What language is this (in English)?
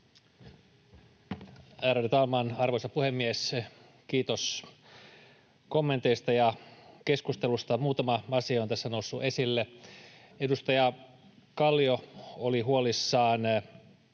Finnish